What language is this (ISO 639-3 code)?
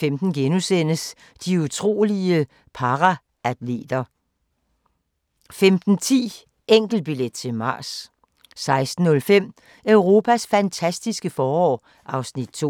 dan